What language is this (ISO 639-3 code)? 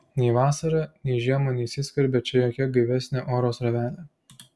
lit